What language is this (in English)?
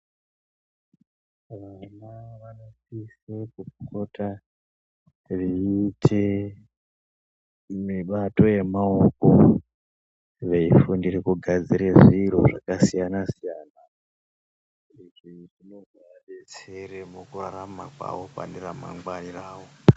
Ndau